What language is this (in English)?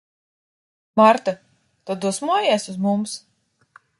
Latvian